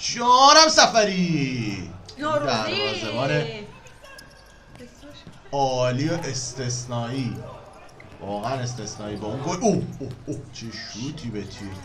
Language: Persian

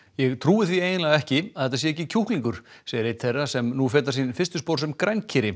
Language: Icelandic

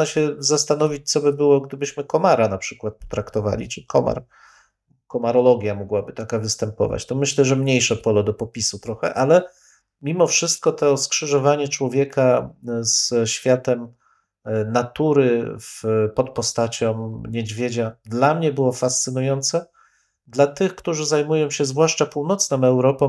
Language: Polish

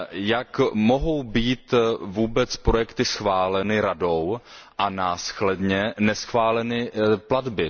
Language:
Czech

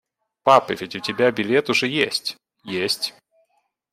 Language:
Russian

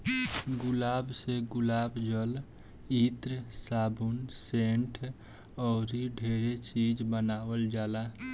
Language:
Bhojpuri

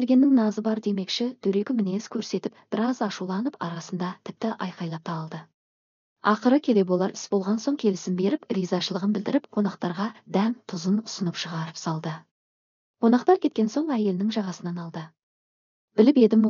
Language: Turkish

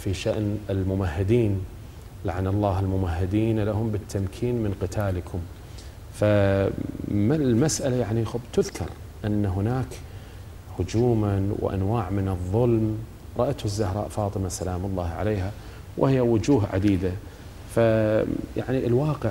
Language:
Arabic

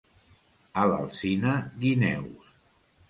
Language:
Catalan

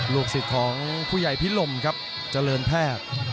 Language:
Thai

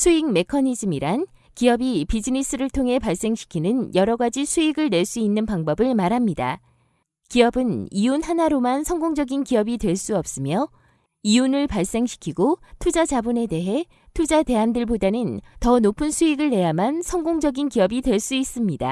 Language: Korean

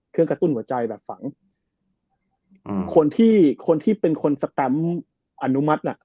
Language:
Thai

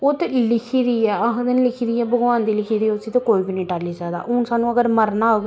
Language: Dogri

